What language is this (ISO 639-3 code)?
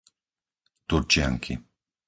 slk